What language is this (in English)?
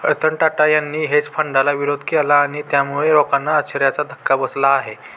Marathi